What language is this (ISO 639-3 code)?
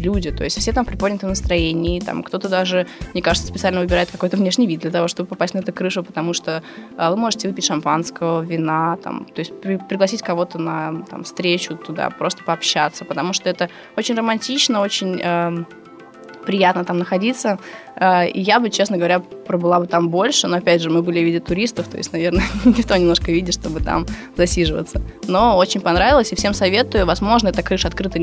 rus